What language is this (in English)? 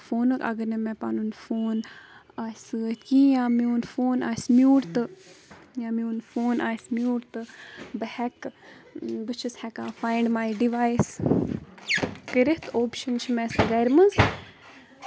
Kashmiri